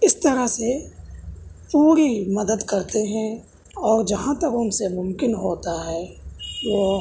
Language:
Urdu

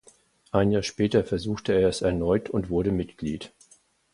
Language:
German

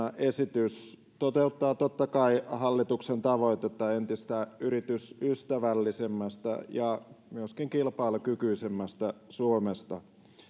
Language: Finnish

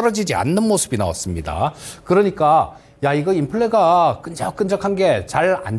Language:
Korean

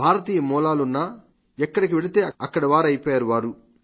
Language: Telugu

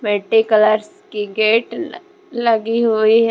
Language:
Hindi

